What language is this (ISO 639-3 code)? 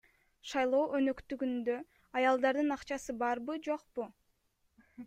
kir